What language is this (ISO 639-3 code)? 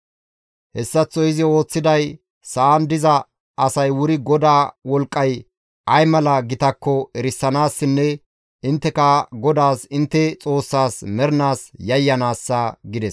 gmv